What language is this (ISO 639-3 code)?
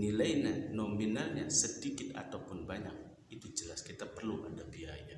ind